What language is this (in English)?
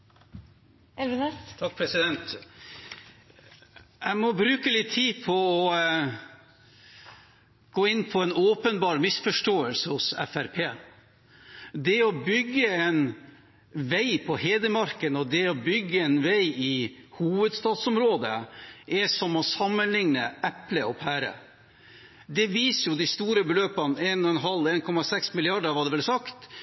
Norwegian